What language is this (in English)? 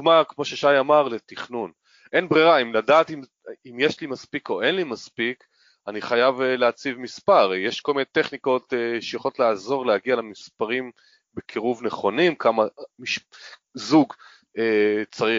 Hebrew